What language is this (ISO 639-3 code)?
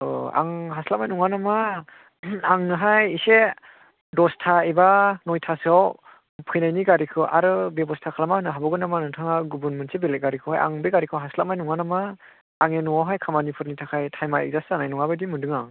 brx